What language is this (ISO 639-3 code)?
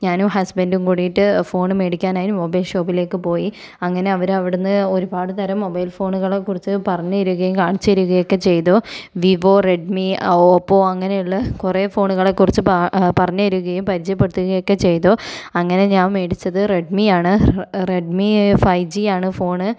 mal